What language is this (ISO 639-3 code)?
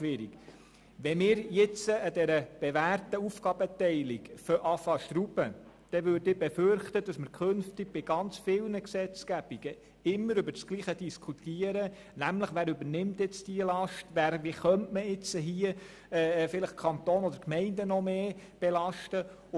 gsw